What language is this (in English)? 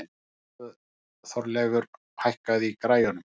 Icelandic